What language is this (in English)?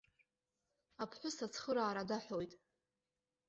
Abkhazian